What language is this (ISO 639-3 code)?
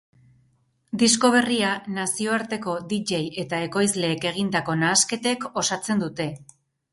eus